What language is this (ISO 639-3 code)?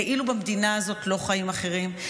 heb